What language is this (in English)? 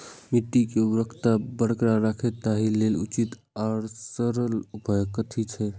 Maithili